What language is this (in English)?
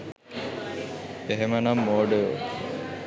Sinhala